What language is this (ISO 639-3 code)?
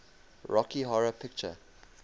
eng